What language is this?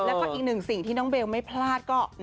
Thai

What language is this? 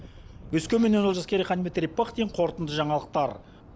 Kazakh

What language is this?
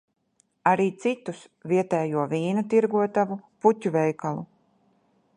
Latvian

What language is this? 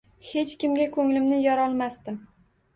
Uzbek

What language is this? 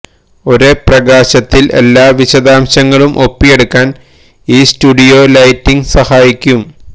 Malayalam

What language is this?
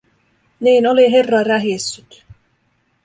Finnish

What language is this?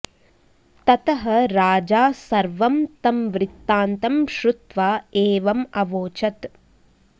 Sanskrit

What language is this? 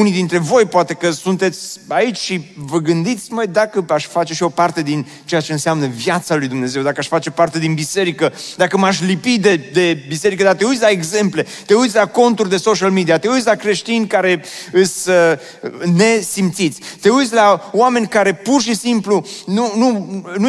Romanian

